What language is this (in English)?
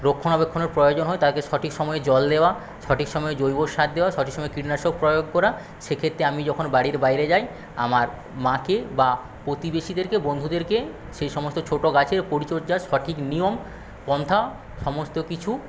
Bangla